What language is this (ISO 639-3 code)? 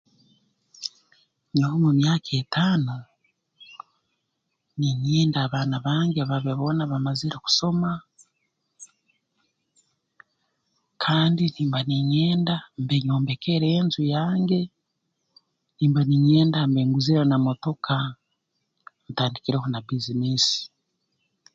ttj